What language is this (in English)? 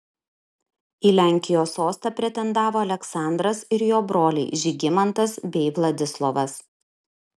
Lithuanian